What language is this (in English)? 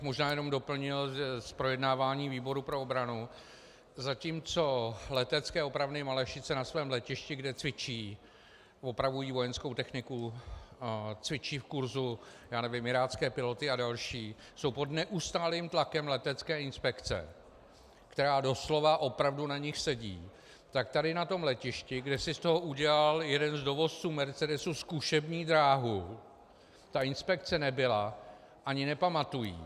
Czech